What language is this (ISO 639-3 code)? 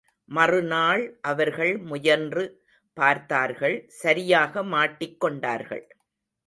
tam